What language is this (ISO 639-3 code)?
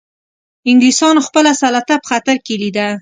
pus